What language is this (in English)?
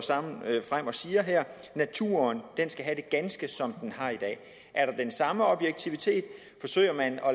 Danish